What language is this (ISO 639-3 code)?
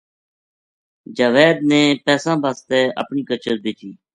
gju